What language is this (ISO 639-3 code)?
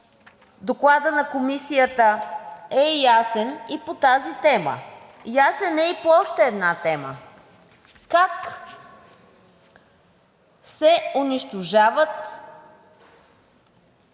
bul